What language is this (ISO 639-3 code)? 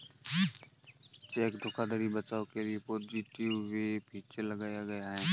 hin